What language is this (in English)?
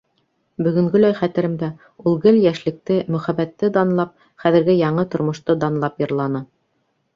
Bashkir